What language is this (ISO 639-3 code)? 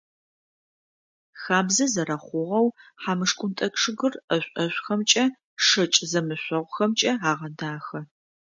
ady